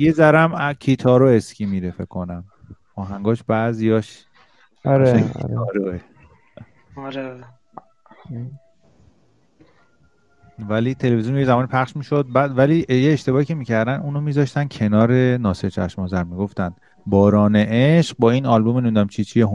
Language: Persian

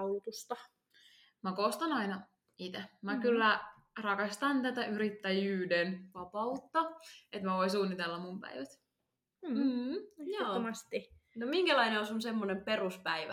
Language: Finnish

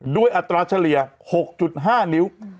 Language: Thai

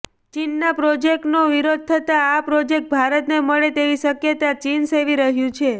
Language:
Gujarati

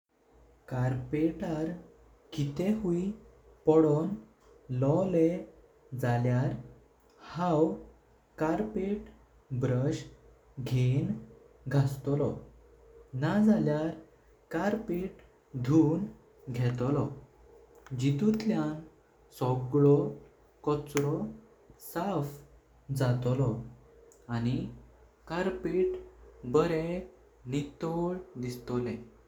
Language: Konkani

